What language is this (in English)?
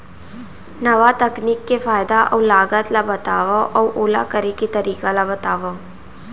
Chhattisgarhi